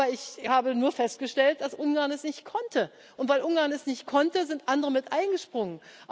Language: German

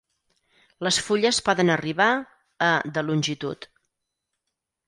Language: Catalan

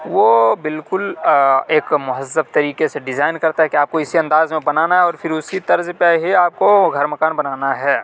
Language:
Urdu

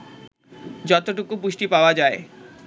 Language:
Bangla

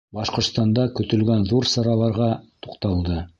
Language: Bashkir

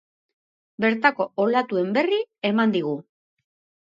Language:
Basque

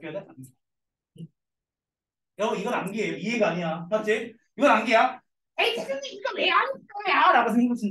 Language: Korean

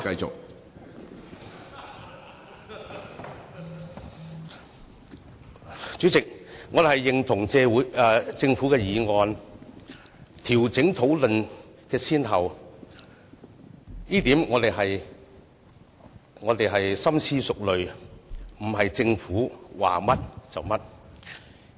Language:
Cantonese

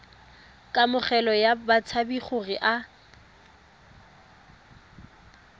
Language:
Tswana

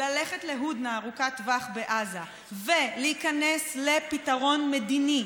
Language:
Hebrew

